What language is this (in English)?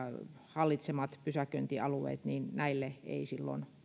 Finnish